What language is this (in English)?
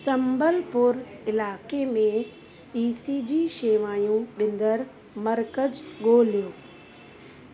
Sindhi